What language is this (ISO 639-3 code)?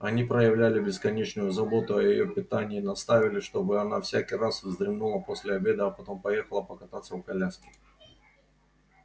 rus